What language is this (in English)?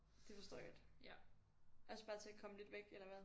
Danish